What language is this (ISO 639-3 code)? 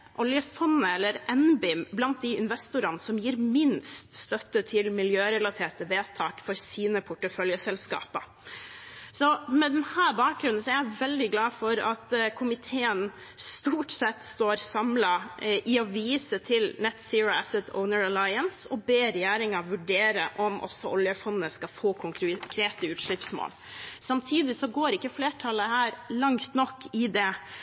nob